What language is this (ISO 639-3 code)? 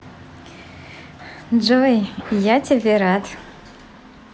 rus